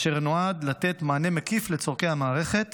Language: Hebrew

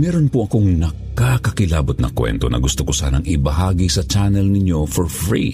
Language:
Filipino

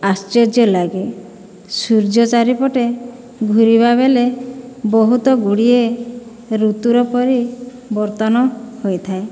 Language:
Odia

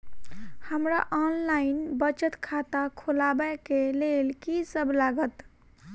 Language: Maithili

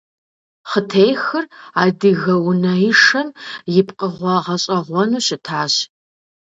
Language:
Kabardian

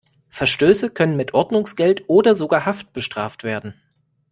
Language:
German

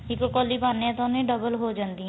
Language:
Punjabi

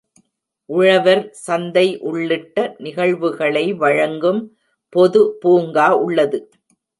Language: Tamil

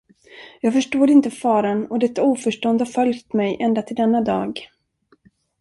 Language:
Swedish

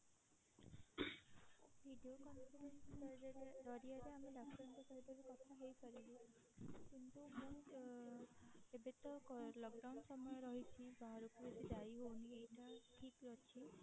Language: Odia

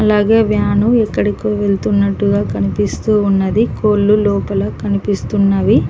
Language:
Telugu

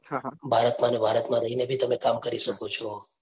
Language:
Gujarati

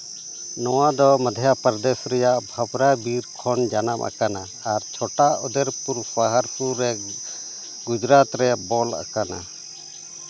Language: Santali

